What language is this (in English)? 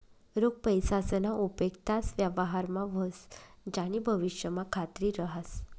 Marathi